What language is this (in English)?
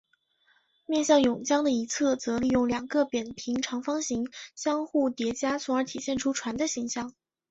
Chinese